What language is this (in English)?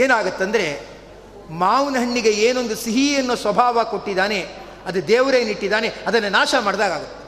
Kannada